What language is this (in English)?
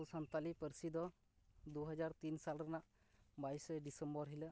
Santali